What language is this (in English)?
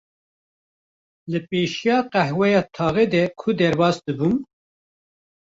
Kurdish